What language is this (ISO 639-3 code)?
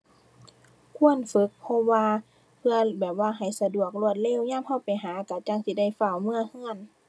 tha